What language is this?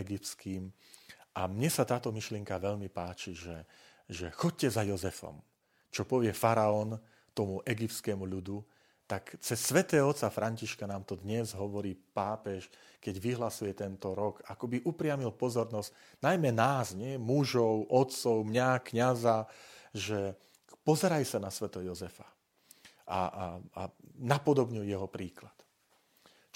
Slovak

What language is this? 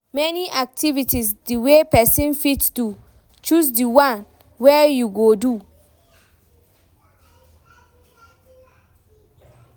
Nigerian Pidgin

